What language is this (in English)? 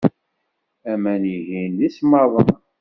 Kabyle